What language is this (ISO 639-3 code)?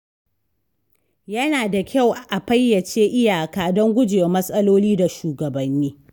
hau